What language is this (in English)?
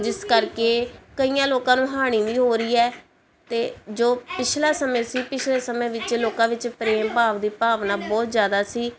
Punjabi